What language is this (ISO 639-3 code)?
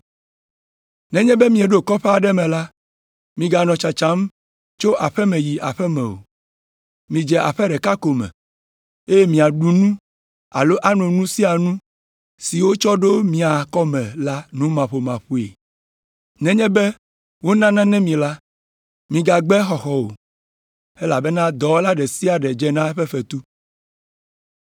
ewe